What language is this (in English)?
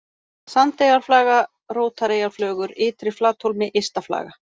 Icelandic